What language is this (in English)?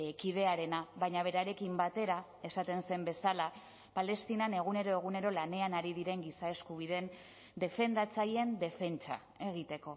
Basque